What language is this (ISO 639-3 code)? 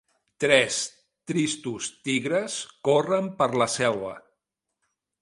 cat